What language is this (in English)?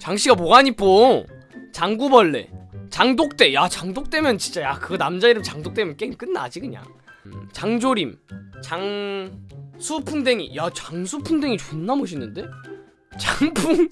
Korean